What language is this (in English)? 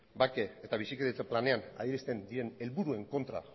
Basque